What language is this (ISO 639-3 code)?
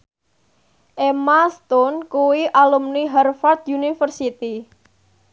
jav